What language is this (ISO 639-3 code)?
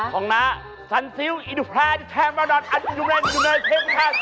tha